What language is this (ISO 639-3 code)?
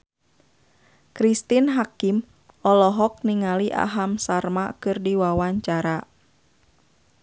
sun